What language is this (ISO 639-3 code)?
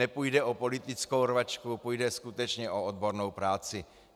ces